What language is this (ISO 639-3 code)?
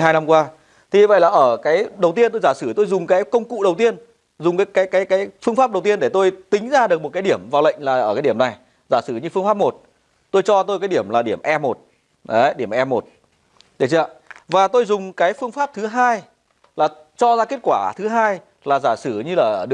vie